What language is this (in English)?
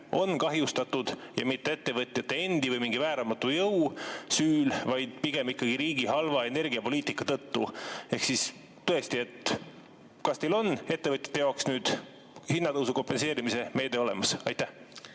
Estonian